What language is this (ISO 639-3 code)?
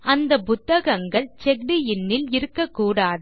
tam